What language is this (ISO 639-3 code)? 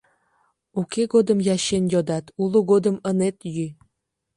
chm